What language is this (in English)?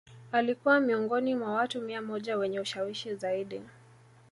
Swahili